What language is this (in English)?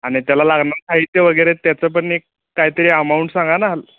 Marathi